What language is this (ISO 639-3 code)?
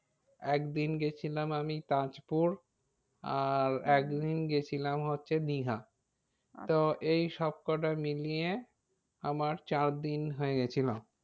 ben